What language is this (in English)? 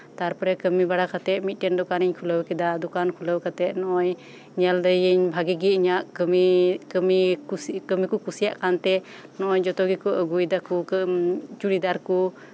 Santali